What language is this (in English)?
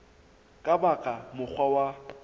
Southern Sotho